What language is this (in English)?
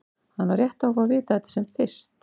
Icelandic